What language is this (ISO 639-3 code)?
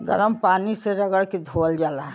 bho